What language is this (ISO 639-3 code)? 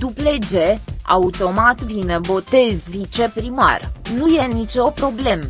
ron